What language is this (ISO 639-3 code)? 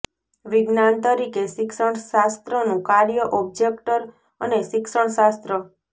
guj